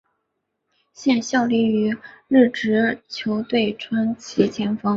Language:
Chinese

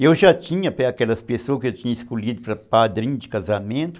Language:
Portuguese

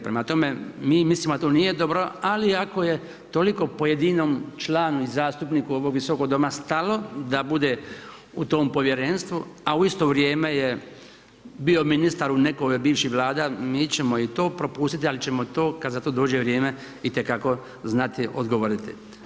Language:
Croatian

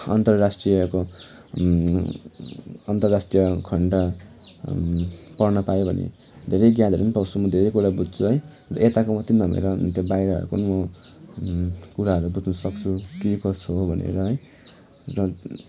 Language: Nepali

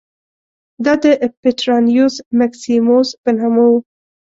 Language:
Pashto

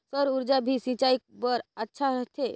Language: Chhattisgarhi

